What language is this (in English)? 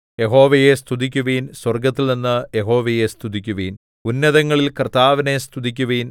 Malayalam